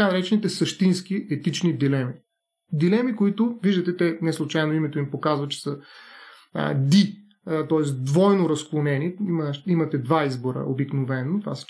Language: Bulgarian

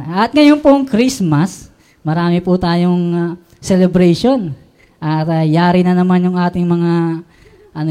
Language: Filipino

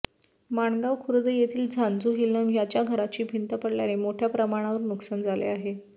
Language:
Marathi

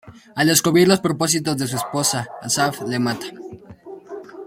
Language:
Spanish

